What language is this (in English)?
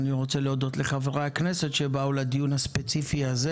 Hebrew